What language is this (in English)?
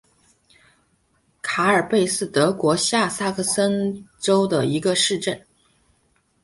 Chinese